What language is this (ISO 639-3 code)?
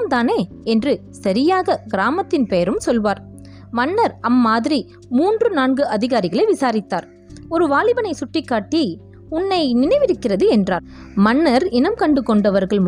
tam